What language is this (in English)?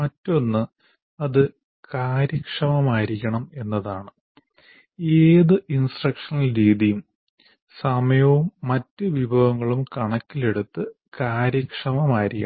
Malayalam